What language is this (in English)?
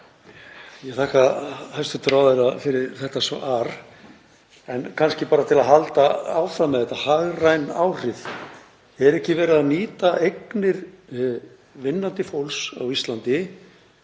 Icelandic